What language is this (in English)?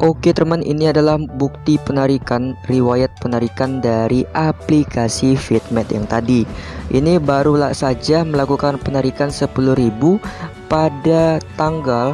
Indonesian